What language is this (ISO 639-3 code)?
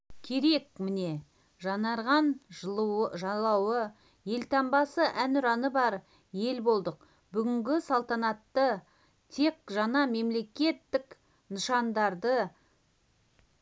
kaz